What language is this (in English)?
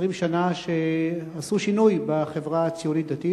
Hebrew